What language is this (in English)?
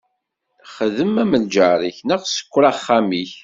Kabyle